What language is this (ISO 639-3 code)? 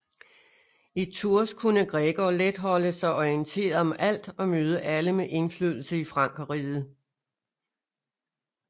dan